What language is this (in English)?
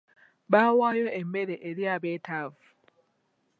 Ganda